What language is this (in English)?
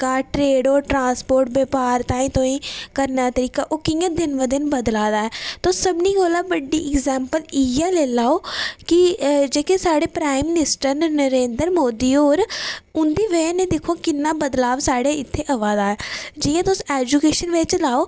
Dogri